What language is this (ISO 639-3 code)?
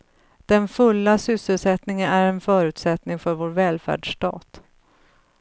swe